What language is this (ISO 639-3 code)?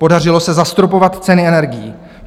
ces